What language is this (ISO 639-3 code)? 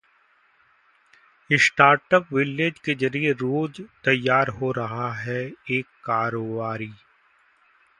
hin